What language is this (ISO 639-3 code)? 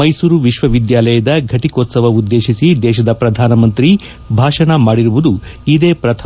kan